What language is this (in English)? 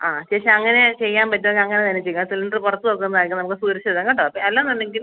Malayalam